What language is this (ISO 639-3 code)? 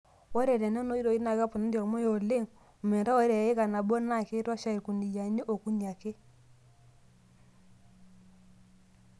mas